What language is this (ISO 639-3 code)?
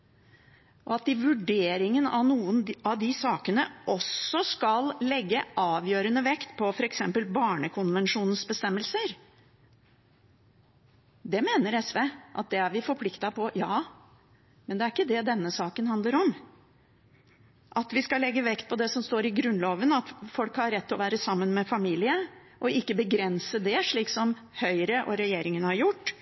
nob